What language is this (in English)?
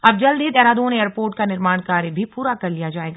Hindi